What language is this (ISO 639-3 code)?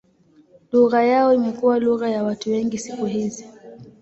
swa